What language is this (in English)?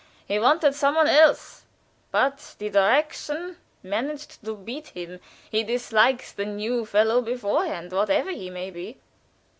English